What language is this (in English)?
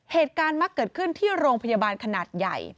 Thai